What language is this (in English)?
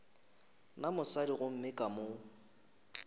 Northern Sotho